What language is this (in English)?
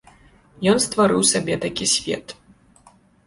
Belarusian